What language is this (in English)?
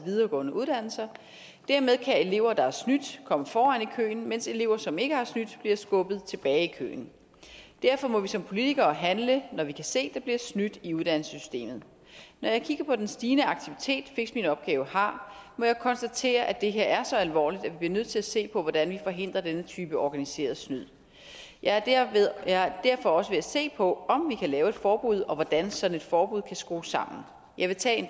Danish